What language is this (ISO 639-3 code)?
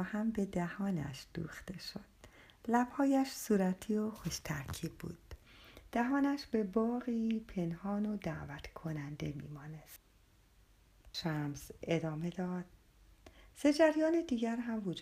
fas